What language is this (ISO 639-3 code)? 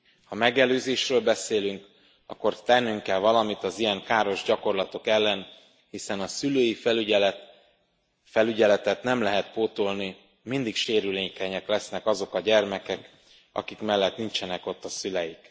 hun